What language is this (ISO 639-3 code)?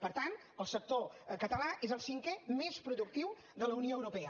cat